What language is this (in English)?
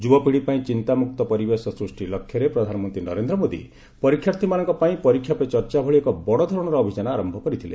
Odia